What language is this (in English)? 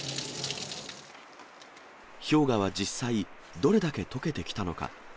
Japanese